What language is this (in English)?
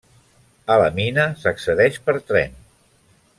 Catalan